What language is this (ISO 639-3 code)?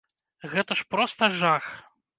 bel